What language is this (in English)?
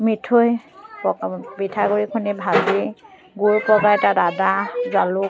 Assamese